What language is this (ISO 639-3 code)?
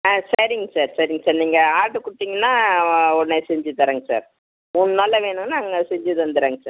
tam